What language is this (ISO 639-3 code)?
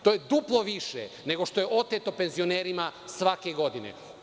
srp